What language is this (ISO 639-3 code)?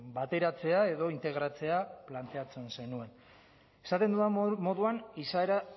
eus